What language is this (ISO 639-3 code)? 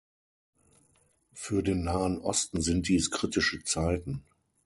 deu